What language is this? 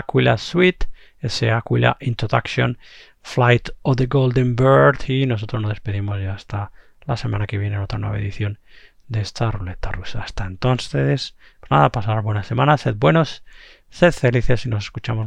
Spanish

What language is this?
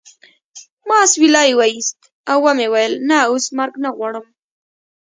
Pashto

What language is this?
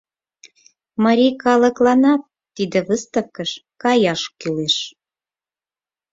Mari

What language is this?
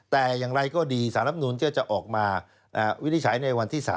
Thai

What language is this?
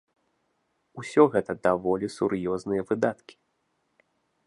Belarusian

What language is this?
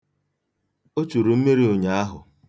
Igbo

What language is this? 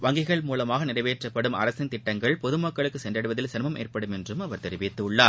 Tamil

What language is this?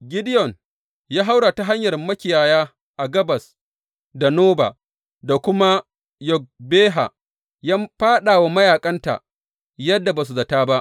Hausa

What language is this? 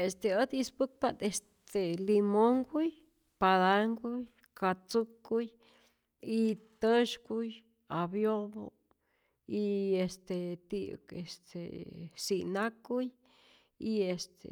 Rayón Zoque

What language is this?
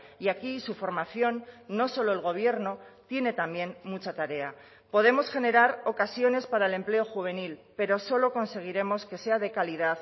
Spanish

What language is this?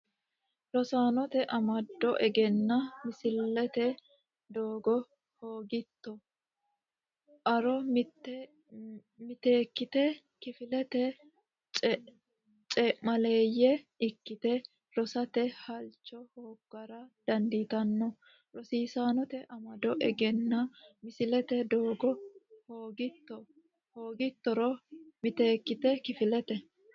Sidamo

